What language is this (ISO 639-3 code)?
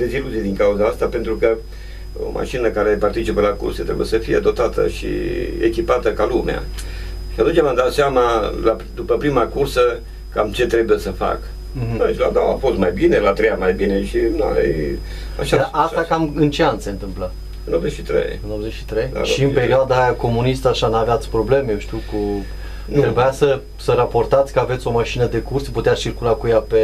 ron